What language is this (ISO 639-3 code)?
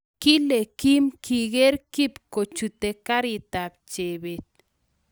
kln